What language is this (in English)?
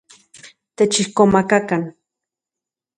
Central Puebla Nahuatl